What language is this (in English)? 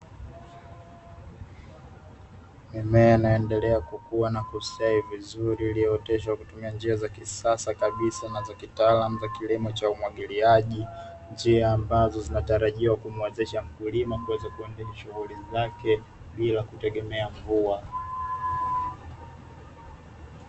Swahili